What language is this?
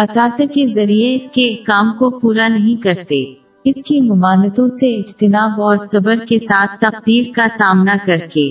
Urdu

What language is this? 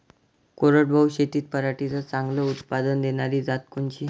Marathi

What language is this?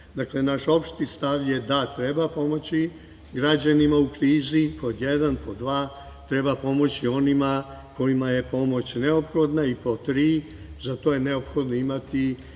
Serbian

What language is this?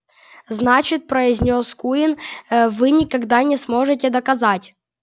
Russian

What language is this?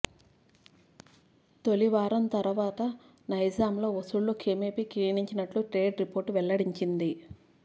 Telugu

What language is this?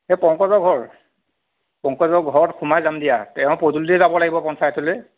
Assamese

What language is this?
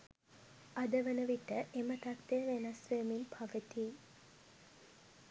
Sinhala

